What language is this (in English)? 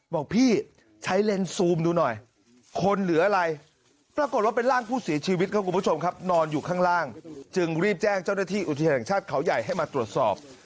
Thai